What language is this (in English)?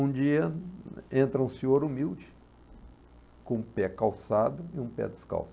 Portuguese